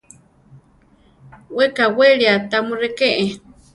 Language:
Central Tarahumara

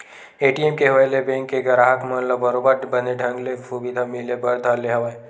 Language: Chhattisgarhi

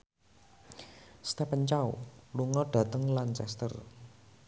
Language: Javanese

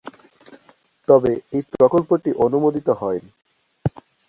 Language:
Bangla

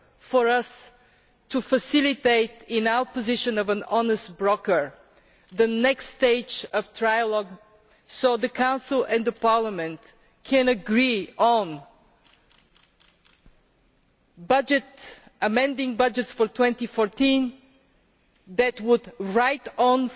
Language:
English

